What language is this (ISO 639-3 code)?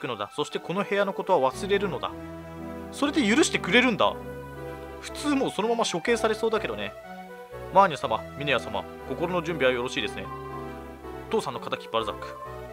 jpn